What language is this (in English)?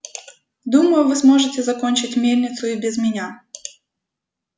Russian